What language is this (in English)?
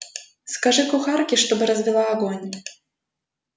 Russian